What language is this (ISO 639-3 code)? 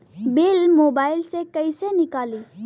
bho